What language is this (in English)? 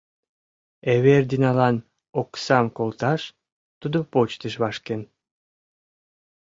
Mari